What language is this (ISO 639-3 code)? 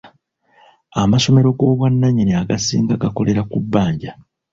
lug